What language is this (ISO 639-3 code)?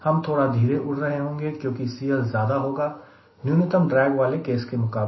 hin